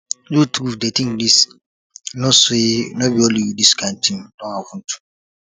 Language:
Nigerian Pidgin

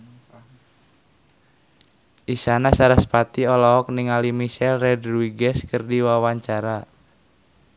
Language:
Sundanese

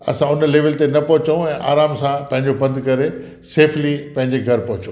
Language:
Sindhi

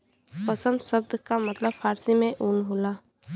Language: Bhojpuri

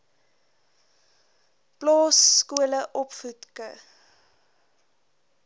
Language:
Afrikaans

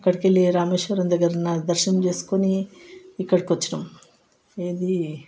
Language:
Telugu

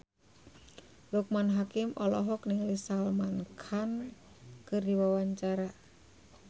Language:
Sundanese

